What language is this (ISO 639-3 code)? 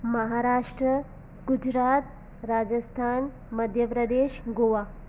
snd